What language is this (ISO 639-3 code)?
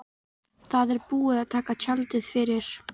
isl